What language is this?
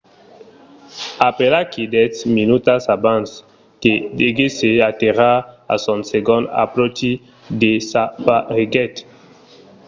Occitan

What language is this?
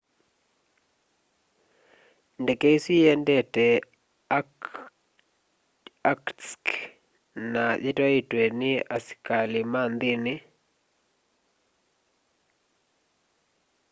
Kamba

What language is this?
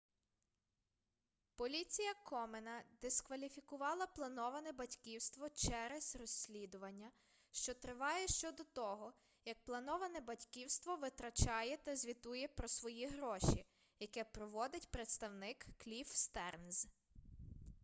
Ukrainian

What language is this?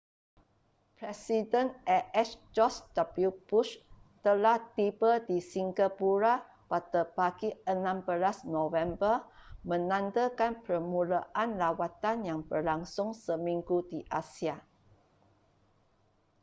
Malay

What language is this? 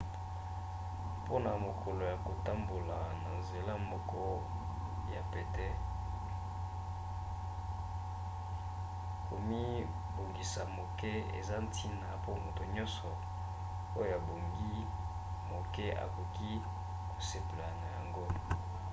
Lingala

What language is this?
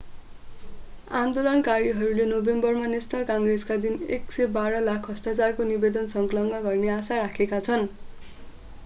Nepali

